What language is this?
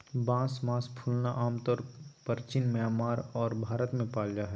Magahi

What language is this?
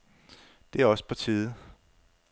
Danish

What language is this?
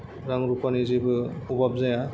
Bodo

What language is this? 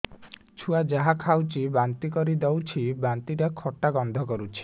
Odia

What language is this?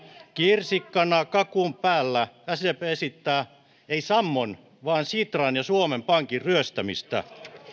Finnish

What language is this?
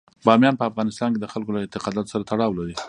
Pashto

